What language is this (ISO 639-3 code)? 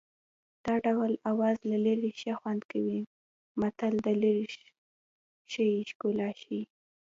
pus